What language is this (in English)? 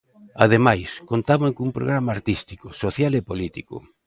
Galician